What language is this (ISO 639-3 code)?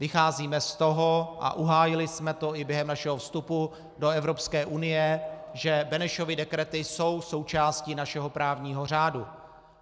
ces